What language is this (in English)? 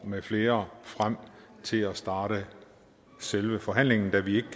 Danish